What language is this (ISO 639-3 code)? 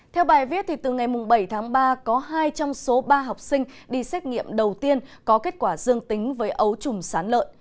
vie